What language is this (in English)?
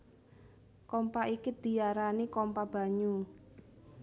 Javanese